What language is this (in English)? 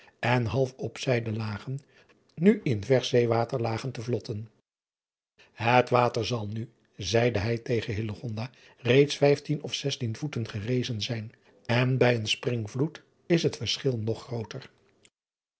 Dutch